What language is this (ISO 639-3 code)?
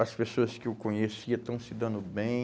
por